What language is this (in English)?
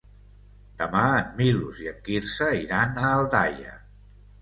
Catalan